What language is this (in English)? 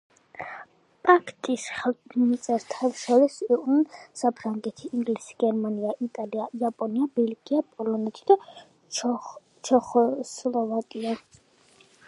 Georgian